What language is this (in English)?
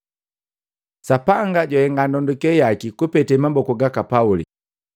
Matengo